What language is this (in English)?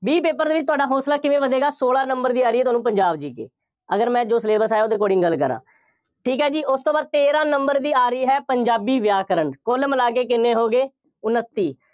Punjabi